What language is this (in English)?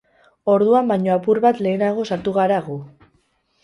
Basque